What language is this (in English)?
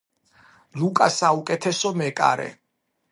Georgian